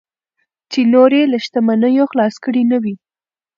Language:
Pashto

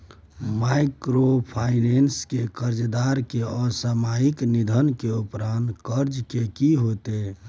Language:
Maithili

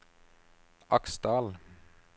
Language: Norwegian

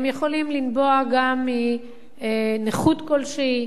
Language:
Hebrew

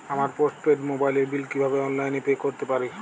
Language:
Bangla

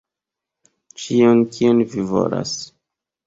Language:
Esperanto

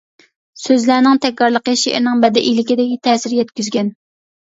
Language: Uyghur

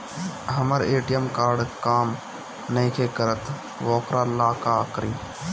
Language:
Bhojpuri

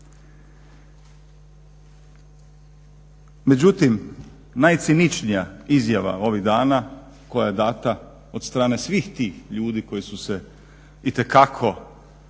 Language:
Croatian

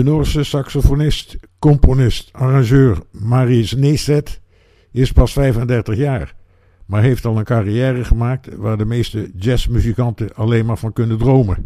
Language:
Dutch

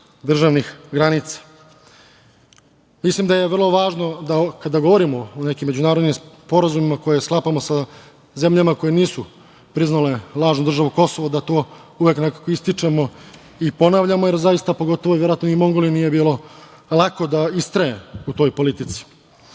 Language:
Serbian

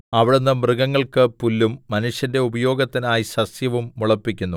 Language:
Malayalam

